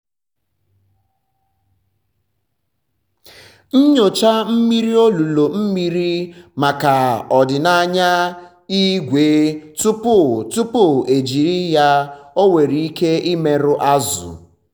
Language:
Igbo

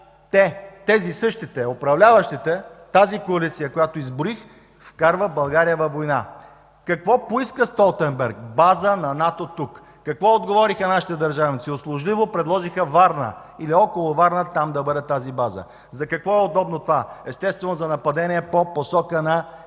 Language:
Bulgarian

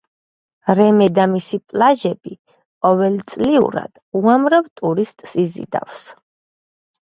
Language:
Georgian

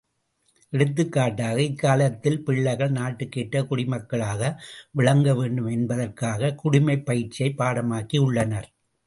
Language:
Tamil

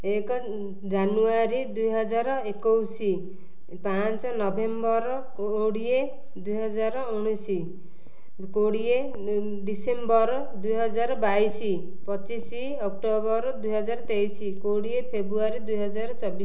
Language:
Odia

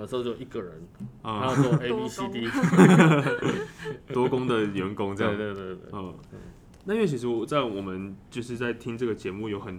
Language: Chinese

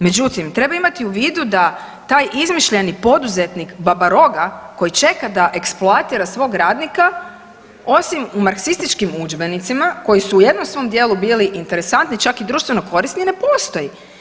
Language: Croatian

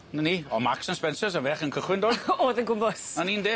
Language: Welsh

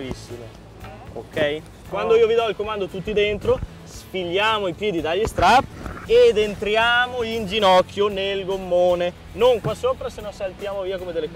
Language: Italian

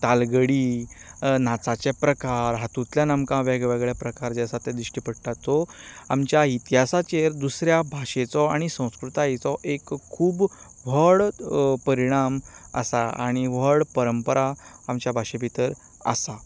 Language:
Konkani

